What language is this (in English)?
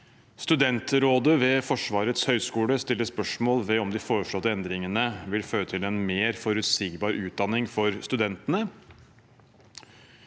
Norwegian